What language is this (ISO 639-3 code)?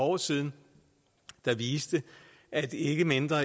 dan